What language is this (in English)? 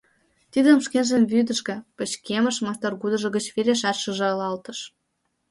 Mari